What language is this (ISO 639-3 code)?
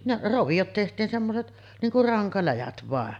fin